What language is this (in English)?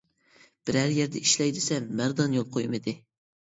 Uyghur